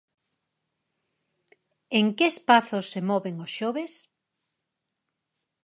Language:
Galician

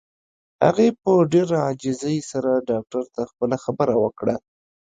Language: Pashto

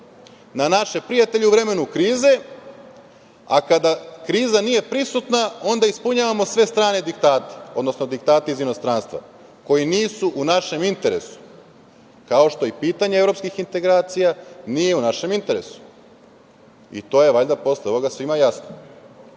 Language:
Serbian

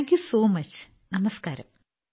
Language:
Malayalam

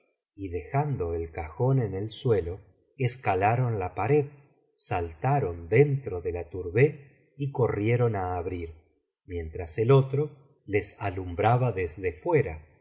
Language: Spanish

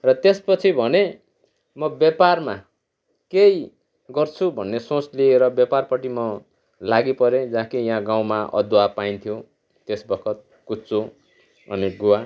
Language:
Nepali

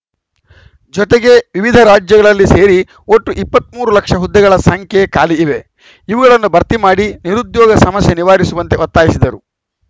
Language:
Kannada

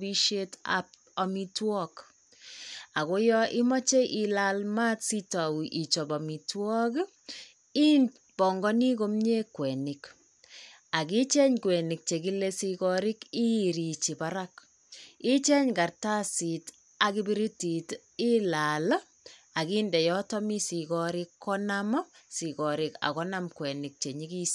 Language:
Kalenjin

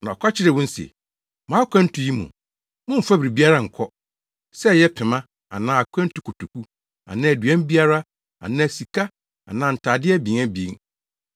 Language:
Akan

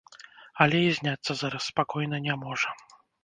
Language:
Belarusian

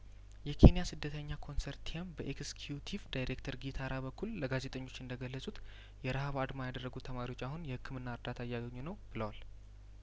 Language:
Amharic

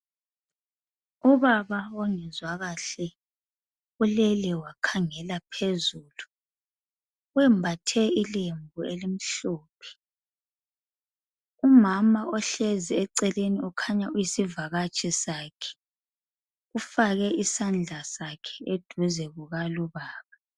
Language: North Ndebele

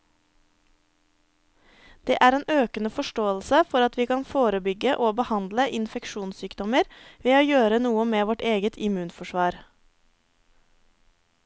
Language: Norwegian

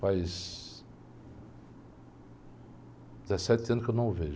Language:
Portuguese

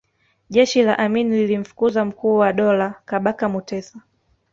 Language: Swahili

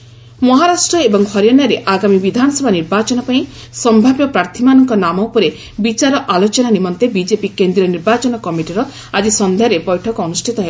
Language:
Odia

